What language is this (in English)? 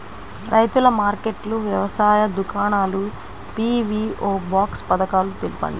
Telugu